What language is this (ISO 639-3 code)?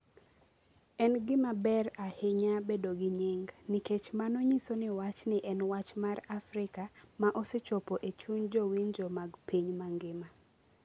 luo